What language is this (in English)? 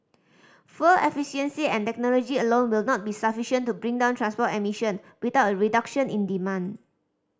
English